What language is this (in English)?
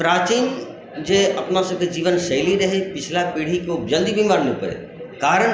Maithili